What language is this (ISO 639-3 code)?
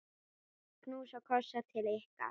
isl